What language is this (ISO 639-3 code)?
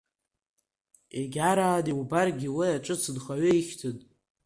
abk